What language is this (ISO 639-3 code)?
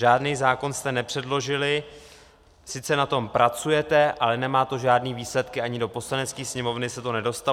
ces